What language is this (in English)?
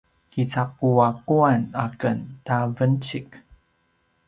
Paiwan